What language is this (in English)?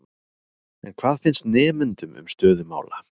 Icelandic